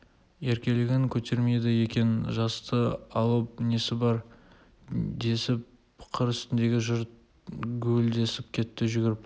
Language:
Kazakh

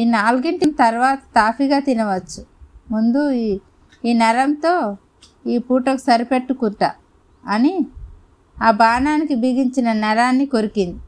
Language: Telugu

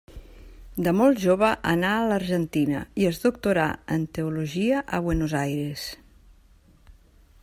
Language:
Catalan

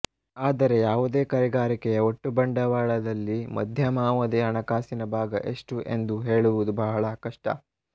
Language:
Kannada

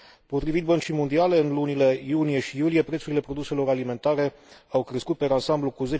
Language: Romanian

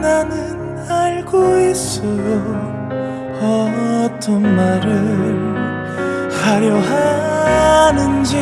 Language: Korean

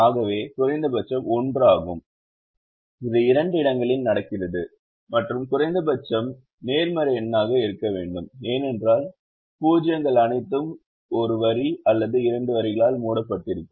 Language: Tamil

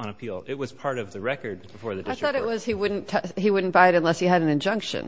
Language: English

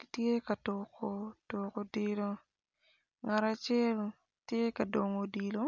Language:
Acoli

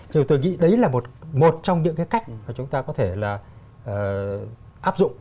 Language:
Vietnamese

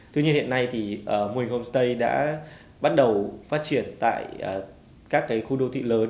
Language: Vietnamese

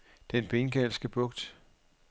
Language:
Danish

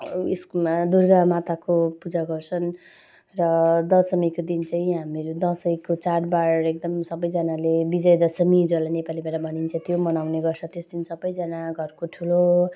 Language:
Nepali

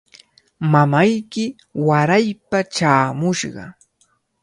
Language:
Cajatambo North Lima Quechua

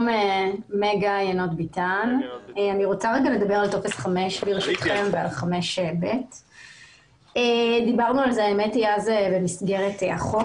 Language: Hebrew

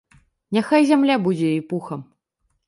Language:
Belarusian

